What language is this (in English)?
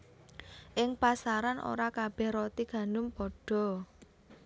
Javanese